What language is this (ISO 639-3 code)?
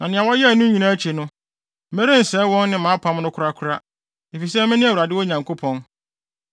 aka